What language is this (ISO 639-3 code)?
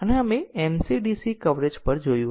guj